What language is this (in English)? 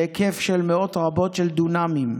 Hebrew